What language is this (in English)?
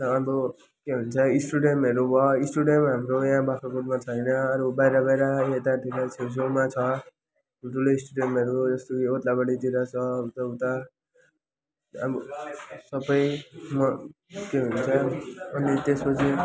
Nepali